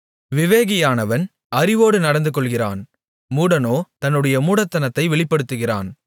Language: Tamil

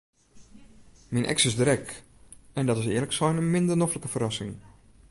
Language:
Western Frisian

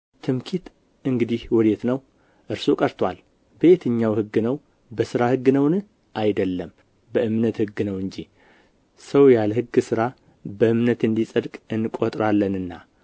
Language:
Amharic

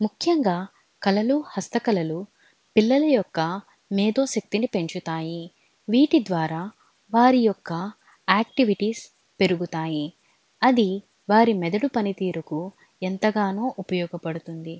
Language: Telugu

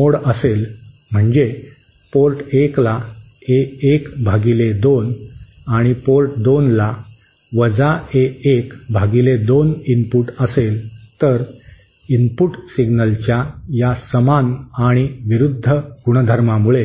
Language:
Marathi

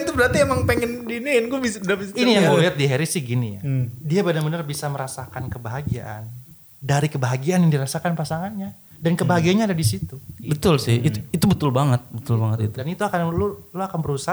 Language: Indonesian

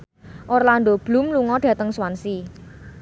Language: Javanese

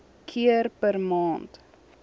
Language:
Afrikaans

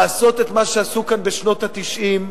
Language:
Hebrew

